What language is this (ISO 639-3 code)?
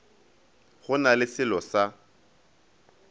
nso